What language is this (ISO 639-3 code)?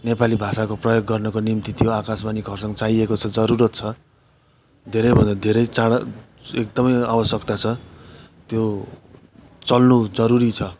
nep